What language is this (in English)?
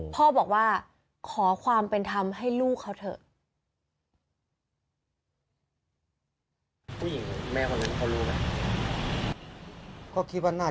Thai